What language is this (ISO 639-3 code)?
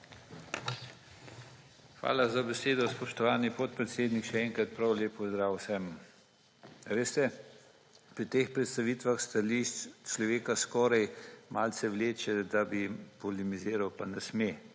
slv